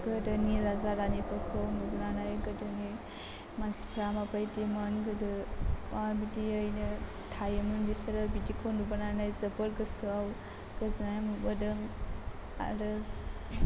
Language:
Bodo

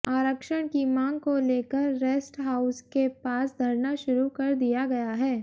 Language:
Hindi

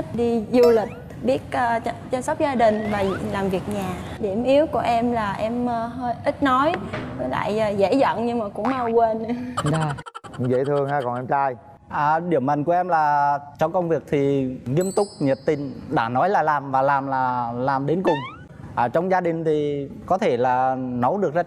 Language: Vietnamese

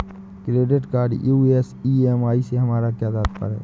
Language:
Hindi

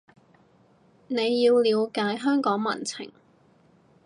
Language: Cantonese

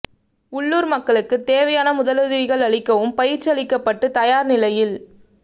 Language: Tamil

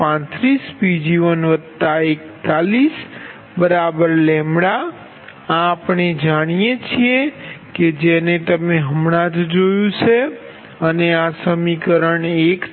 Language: Gujarati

